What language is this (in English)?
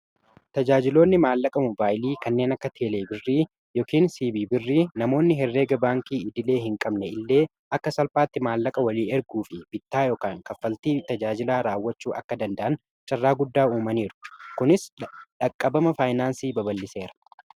Oromo